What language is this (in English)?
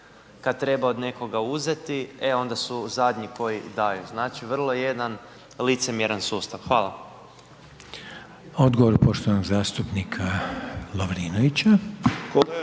Croatian